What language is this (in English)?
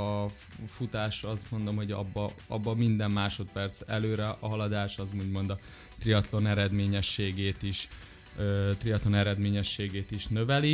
Hungarian